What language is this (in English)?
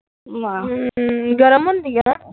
Punjabi